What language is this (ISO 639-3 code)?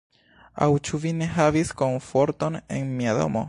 epo